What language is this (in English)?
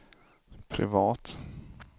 Swedish